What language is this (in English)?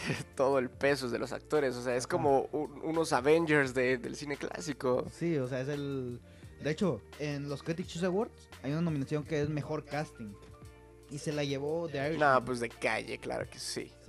Spanish